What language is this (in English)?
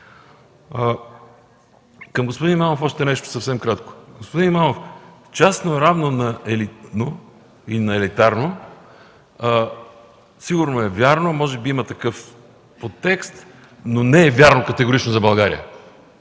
Bulgarian